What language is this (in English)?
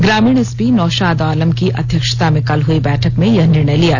Hindi